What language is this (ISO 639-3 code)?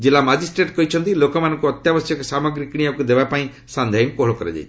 ori